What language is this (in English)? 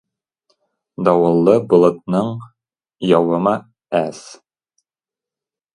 Tatar